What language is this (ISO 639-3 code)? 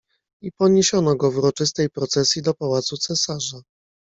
pol